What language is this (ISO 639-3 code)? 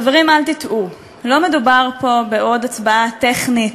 heb